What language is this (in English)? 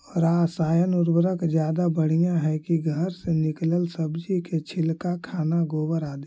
Magahi